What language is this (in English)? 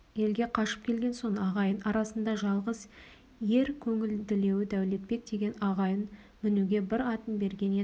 Kazakh